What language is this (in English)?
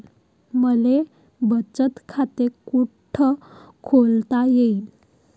Marathi